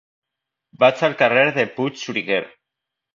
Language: Catalan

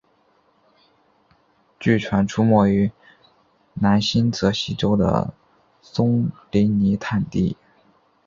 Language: Chinese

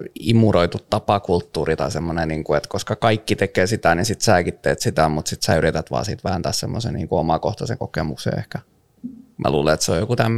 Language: Finnish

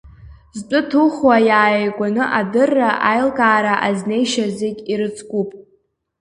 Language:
Abkhazian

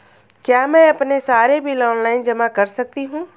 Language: Hindi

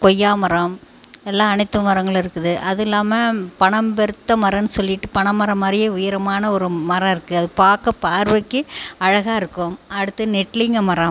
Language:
Tamil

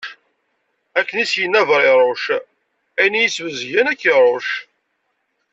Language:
Kabyle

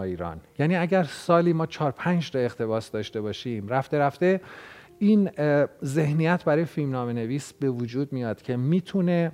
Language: Persian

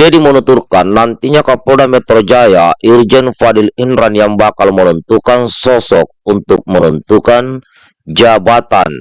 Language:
Indonesian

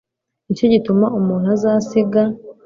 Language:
Kinyarwanda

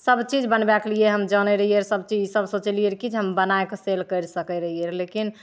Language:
Maithili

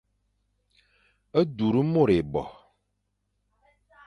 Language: Fang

